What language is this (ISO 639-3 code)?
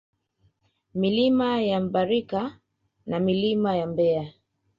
swa